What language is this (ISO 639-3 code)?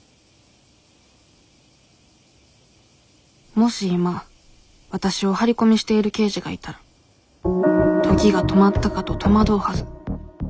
jpn